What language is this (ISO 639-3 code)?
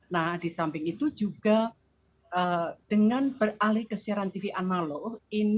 ind